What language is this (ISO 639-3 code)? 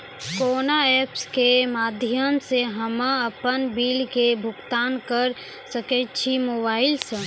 mai